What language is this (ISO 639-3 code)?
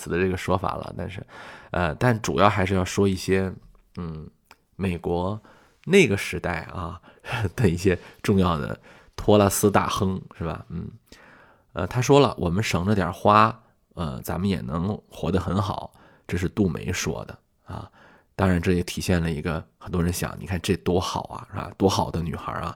zho